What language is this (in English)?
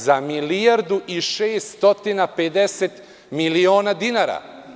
Serbian